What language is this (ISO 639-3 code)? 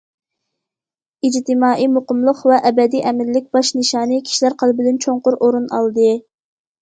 uig